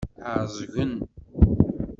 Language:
Kabyle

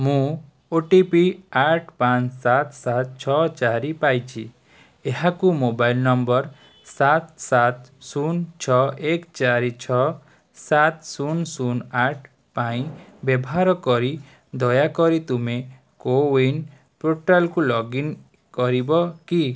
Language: Odia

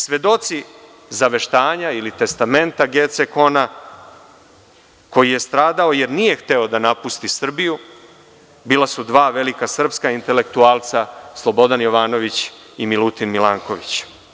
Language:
Serbian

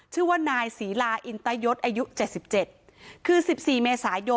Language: Thai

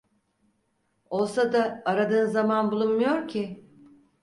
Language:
Turkish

